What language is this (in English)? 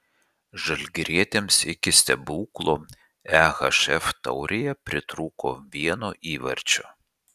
Lithuanian